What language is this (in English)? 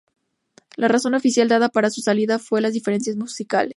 Spanish